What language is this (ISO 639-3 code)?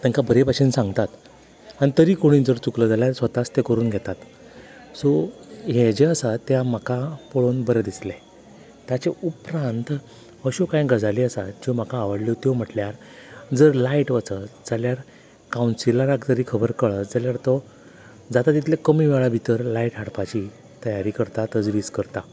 kok